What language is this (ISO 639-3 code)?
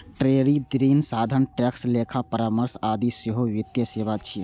mai